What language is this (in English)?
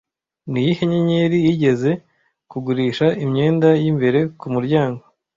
Kinyarwanda